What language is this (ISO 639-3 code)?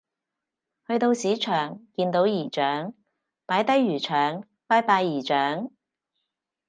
yue